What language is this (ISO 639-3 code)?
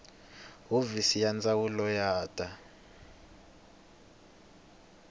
tso